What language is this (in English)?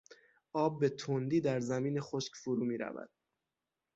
Persian